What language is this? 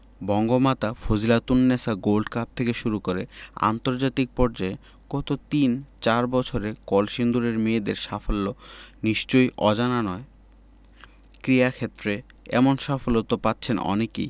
Bangla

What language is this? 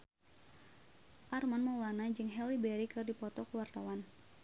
Sundanese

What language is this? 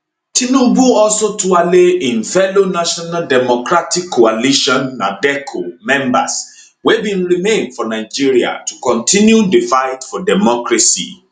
Nigerian Pidgin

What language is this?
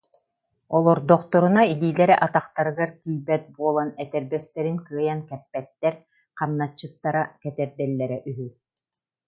Yakut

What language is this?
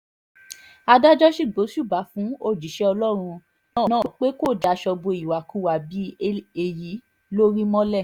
Yoruba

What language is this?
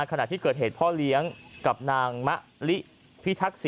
Thai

